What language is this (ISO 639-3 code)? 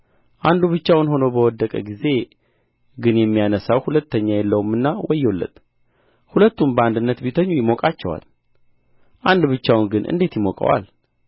amh